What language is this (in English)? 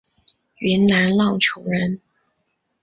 Chinese